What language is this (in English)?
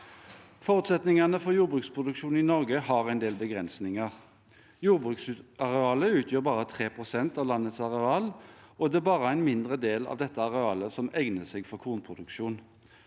Norwegian